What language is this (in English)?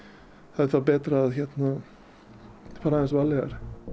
Icelandic